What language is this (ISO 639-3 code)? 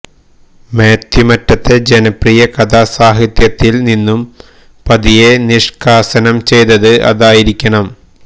mal